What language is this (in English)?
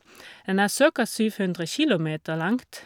Norwegian